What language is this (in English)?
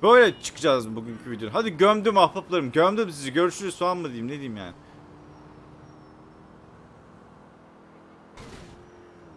Turkish